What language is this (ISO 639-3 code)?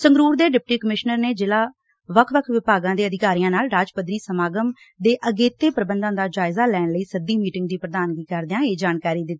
pan